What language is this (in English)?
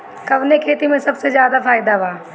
Bhojpuri